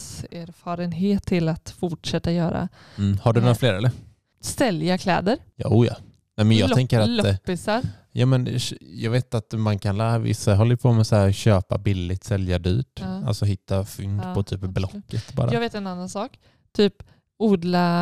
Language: Swedish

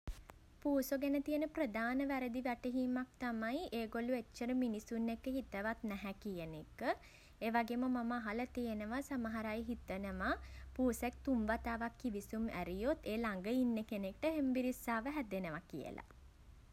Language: Sinhala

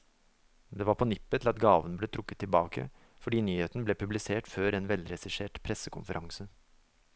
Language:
Norwegian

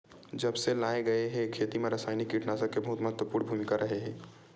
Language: Chhattisgarhi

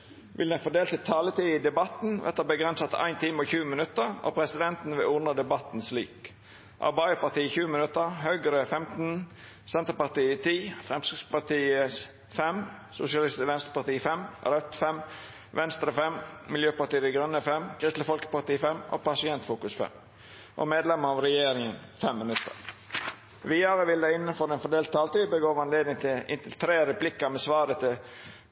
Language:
Norwegian Nynorsk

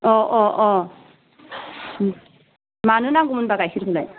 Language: Bodo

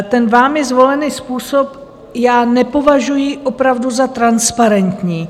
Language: Czech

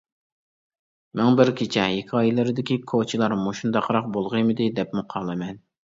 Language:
Uyghur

